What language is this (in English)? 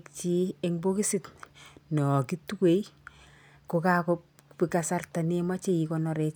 Kalenjin